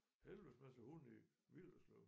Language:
Danish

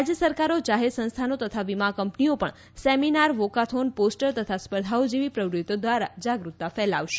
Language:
Gujarati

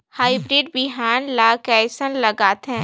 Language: Chhattisgarhi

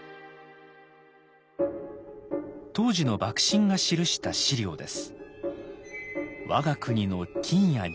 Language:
Japanese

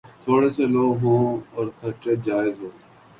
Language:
Urdu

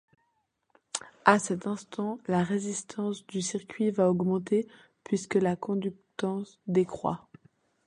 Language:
French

